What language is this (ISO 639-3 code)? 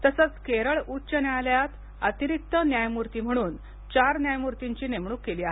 mar